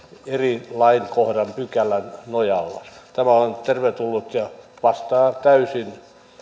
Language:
Finnish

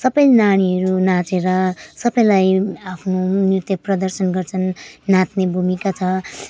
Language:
Nepali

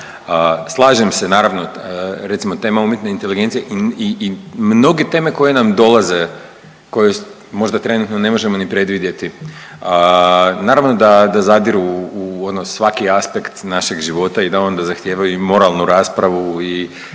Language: Croatian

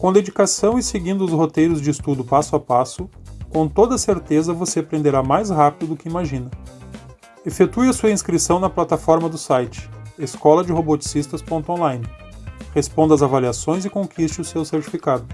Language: Portuguese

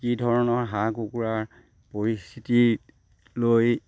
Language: Assamese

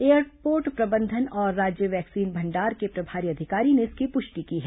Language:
Hindi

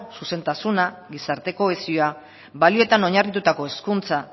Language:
Basque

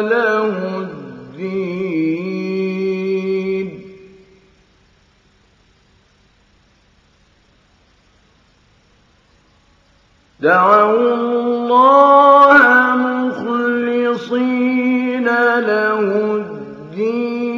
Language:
Arabic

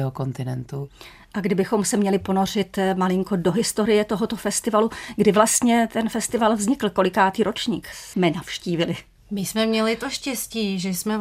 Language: Czech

